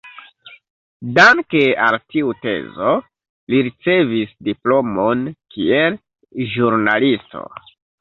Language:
Esperanto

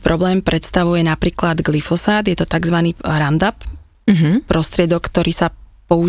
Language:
Slovak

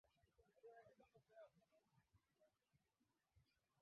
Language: Swahili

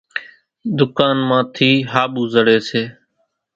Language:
Kachi Koli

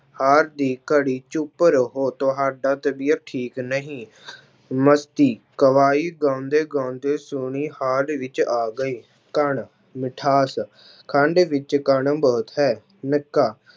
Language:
Punjabi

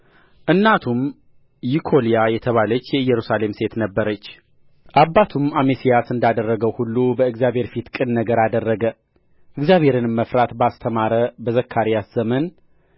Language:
Amharic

